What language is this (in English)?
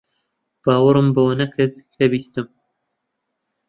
Central Kurdish